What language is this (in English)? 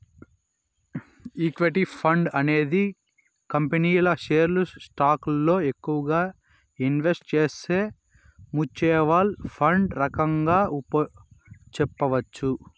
Telugu